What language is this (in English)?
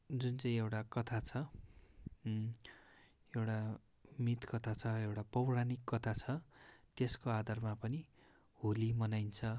Nepali